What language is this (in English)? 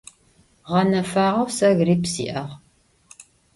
Adyghe